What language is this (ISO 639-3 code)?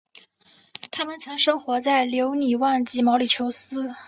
zho